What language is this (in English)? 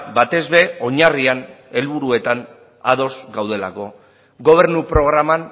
Basque